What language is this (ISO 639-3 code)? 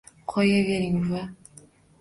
uzb